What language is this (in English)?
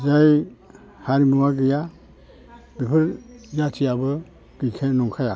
Bodo